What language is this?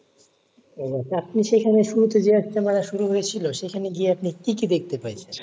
Bangla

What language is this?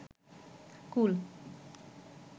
Bangla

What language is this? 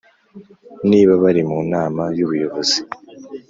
Kinyarwanda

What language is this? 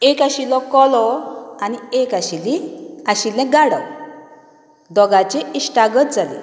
Konkani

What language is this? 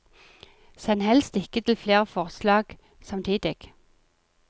Norwegian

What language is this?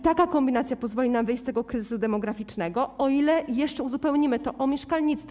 Polish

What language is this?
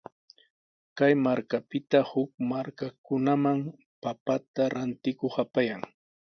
Sihuas Ancash Quechua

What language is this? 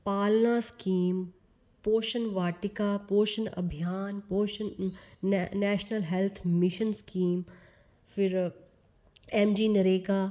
Dogri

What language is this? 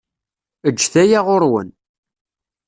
Kabyle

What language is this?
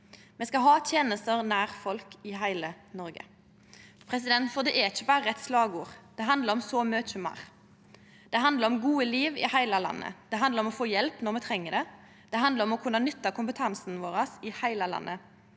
Norwegian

